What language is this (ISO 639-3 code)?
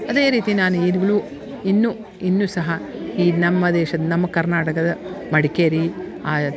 kan